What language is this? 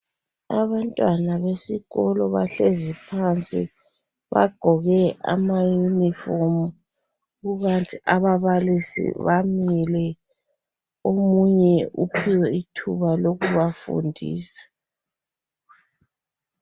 North Ndebele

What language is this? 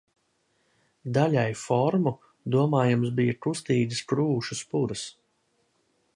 Latvian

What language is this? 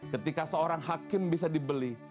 Indonesian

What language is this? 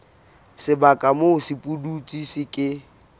Southern Sotho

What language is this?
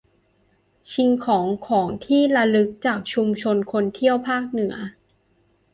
Thai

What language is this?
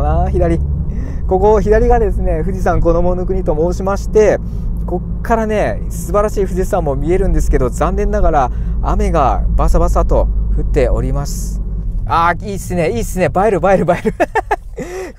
Japanese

